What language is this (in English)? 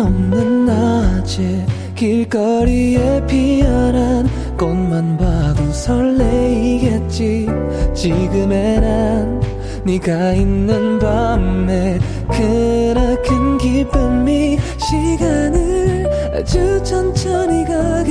Korean